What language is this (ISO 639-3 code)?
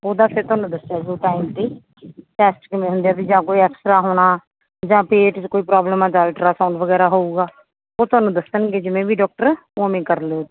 pan